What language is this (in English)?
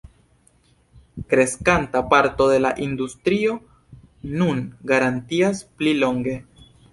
Esperanto